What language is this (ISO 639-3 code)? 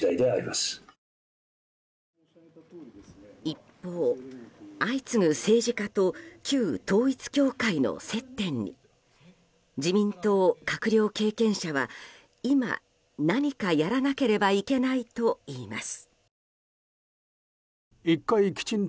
jpn